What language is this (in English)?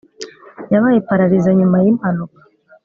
Kinyarwanda